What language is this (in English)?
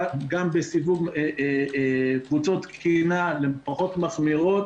Hebrew